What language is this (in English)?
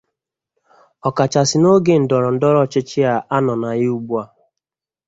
Igbo